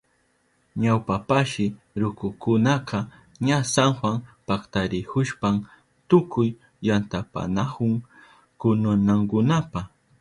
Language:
Southern Pastaza Quechua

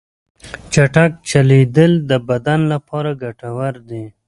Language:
Pashto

